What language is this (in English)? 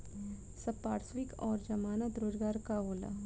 Bhojpuri